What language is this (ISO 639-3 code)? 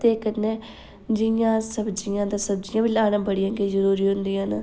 doi